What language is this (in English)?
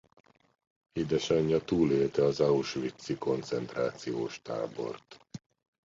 Hungarian